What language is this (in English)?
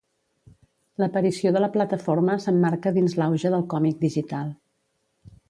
Catalan